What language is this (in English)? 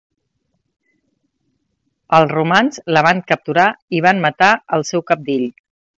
Catalan